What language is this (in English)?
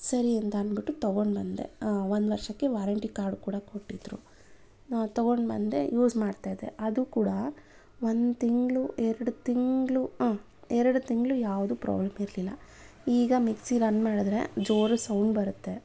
Kannada